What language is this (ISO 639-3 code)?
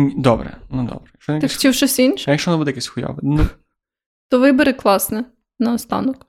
ukr